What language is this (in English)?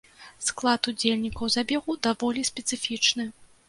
Belarusian